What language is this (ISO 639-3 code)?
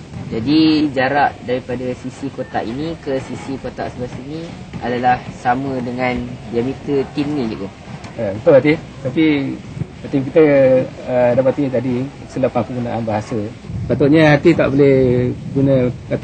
msa